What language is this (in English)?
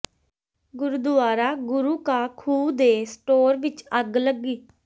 Punjabi